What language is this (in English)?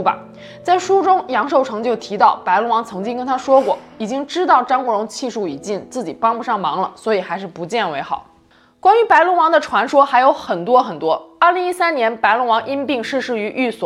Chinese